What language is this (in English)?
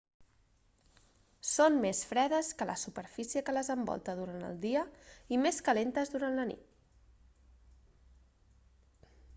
Catalan